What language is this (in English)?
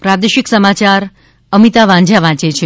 Gujarati